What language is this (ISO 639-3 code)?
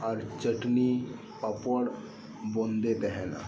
sat